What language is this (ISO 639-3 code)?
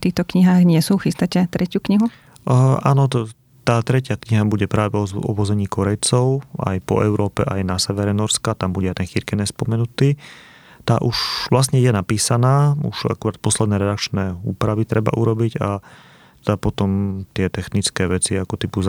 slk